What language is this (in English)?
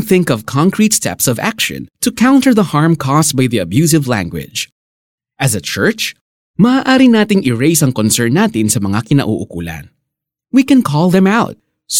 Filipino